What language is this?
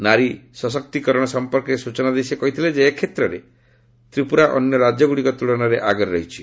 Odia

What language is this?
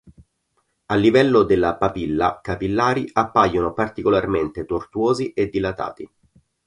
Italian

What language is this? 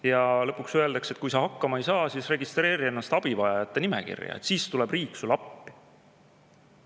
Estonian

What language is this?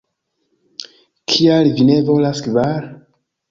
Esperanto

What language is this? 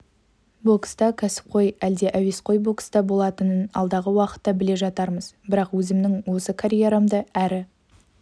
Kazakh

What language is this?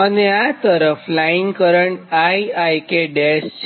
Gujarati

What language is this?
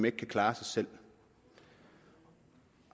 Danish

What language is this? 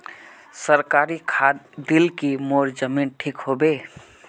Magahi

